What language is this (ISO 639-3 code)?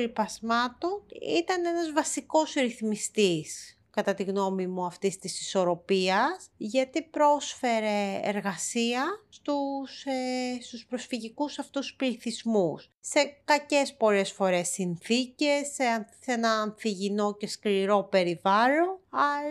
ell